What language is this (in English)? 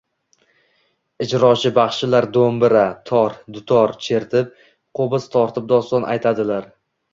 Uzbek